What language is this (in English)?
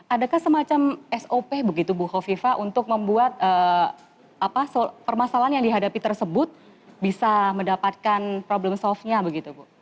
Indonesian